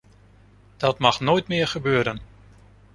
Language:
Dutch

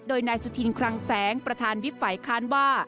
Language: Thai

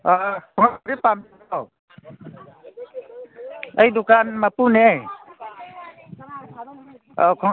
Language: Manipuri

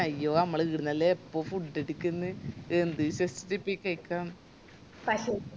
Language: Malayalam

